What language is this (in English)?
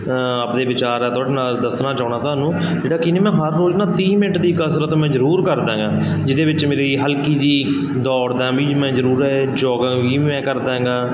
Punjabi